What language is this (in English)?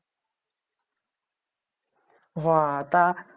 Bangla